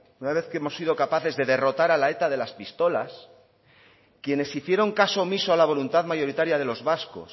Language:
Spanish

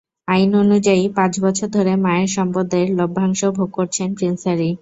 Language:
Bangla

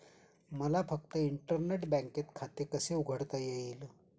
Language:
Marathi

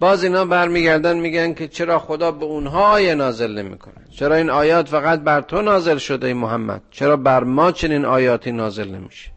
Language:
Persian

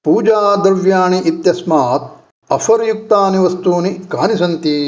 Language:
Sanskrit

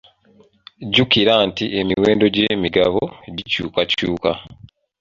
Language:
Ganda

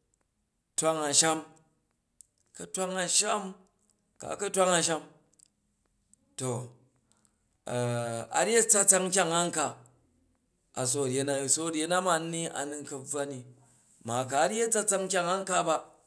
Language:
Jju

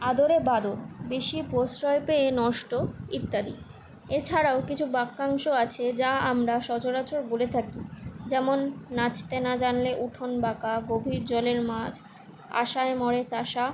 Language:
Bangla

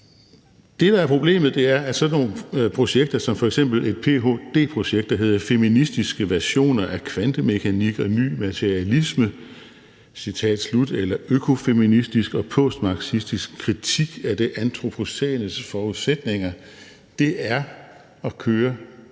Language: Danish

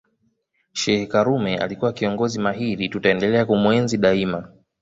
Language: Swahili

